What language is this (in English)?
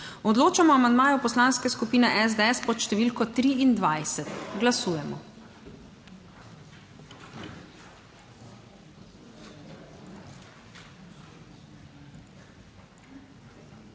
Slovenian